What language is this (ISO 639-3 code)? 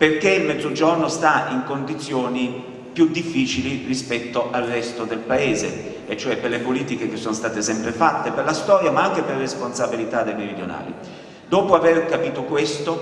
ita